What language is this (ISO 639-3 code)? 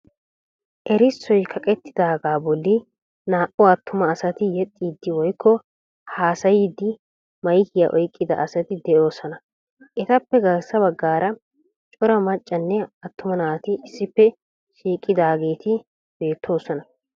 wal